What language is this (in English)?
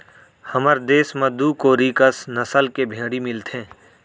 Chhattisgarhi